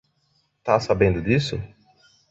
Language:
Portuguese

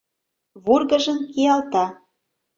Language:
Mari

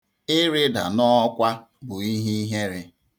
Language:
Igbo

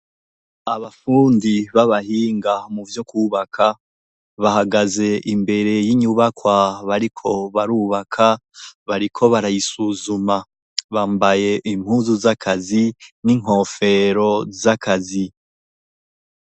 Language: Rundi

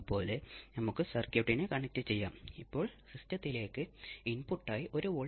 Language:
Malayalam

